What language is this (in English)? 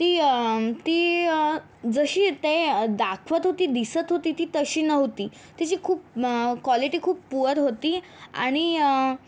Marathi